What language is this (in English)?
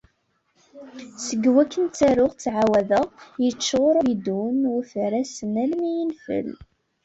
Kabyle